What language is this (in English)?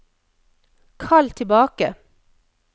Norwegian